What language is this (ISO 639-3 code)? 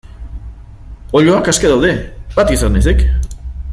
eus